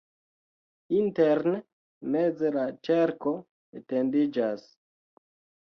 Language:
Esperanto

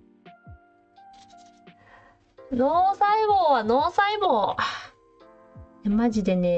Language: Japanese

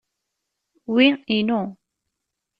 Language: Kabyle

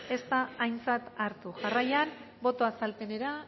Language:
Basque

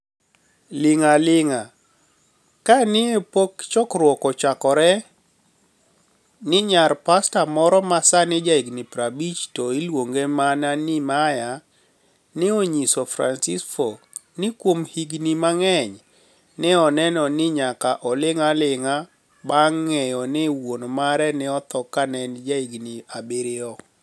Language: Luo (Kenya and Tanzania)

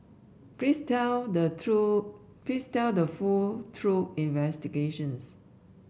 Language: English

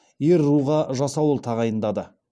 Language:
Kazakh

